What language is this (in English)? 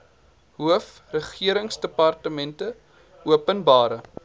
Afrikaans